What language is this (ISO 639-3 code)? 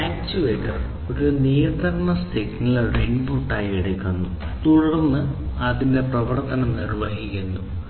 mal